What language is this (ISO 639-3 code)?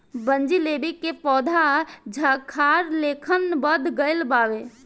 bho